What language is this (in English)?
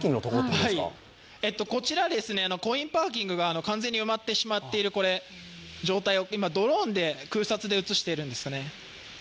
Japanese